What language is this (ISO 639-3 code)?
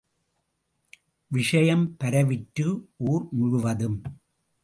tam